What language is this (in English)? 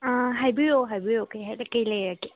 Manipuri